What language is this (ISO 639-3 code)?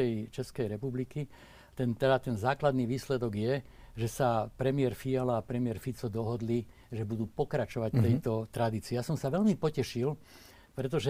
slk